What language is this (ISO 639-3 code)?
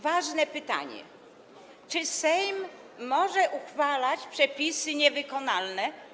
pol